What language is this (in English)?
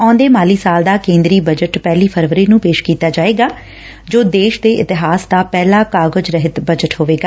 Punjabi